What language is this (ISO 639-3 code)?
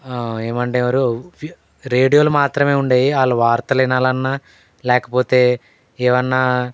tel